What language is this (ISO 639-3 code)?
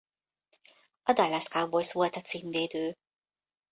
hun